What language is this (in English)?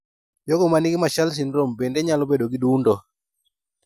Luo (Kenya and Tanzania)